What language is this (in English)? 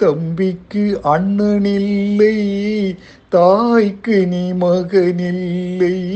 Tamil